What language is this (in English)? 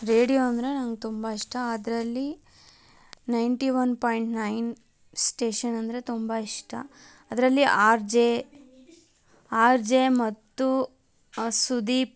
Kannada